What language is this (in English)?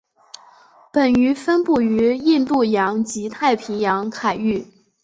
Chinese